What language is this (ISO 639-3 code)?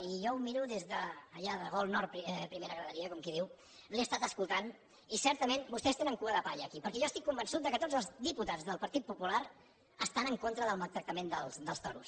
cat